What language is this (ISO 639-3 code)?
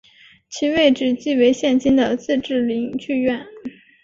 zho